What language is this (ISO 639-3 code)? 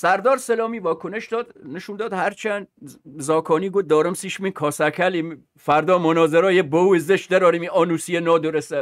fas